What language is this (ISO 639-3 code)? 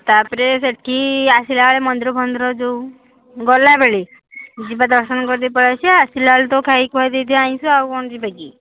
ori